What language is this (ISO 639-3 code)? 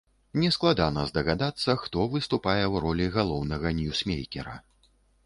bel